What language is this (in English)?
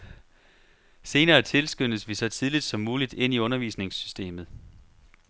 Danish